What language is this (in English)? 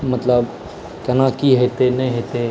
Maithili